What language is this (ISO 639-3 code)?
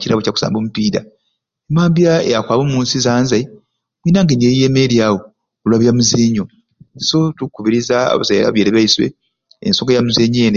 ruc